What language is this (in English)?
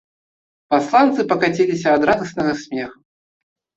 Belarusian